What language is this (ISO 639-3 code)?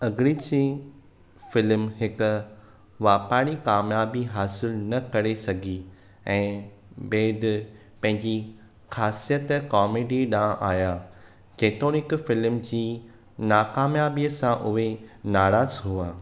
snd